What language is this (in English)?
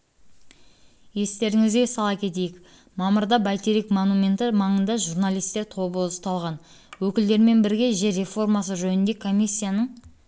Kazakh